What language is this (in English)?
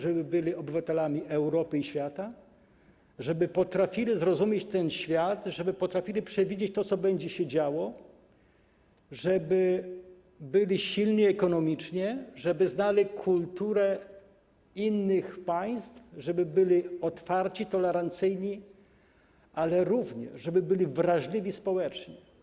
Polish